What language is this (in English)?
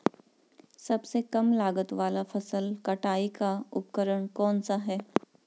Hindi